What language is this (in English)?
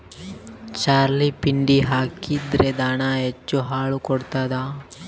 Kannada